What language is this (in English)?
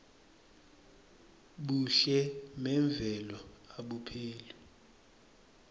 Swati